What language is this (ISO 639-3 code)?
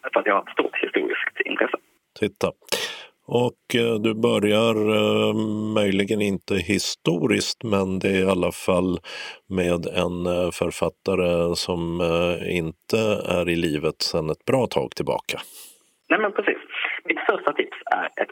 swe